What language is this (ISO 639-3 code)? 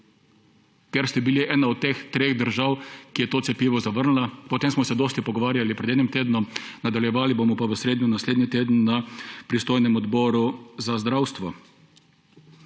slv